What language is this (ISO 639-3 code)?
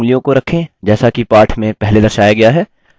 hin